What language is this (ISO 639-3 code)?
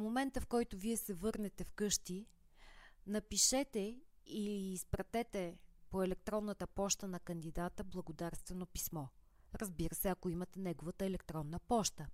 bul